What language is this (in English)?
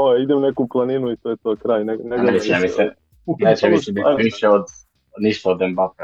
Croatian